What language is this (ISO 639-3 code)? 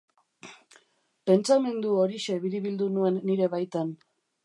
eus